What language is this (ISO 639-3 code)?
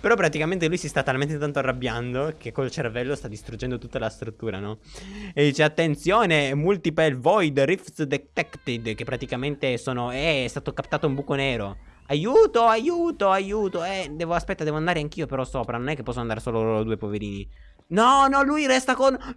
ita